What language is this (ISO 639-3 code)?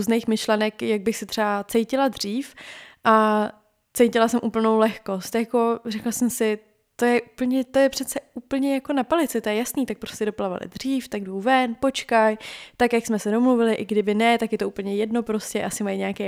ces